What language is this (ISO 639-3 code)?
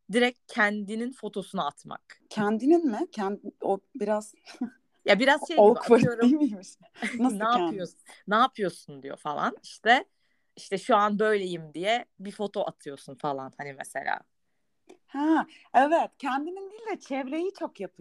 tur